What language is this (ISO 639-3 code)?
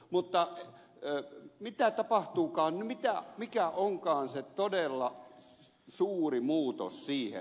fin